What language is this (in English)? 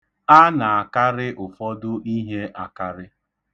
Igbo